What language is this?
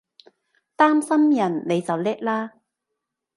Cantonese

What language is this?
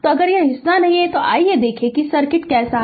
Hindi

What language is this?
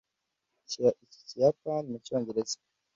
Kinyarwanda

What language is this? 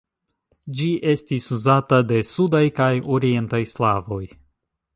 Esperanto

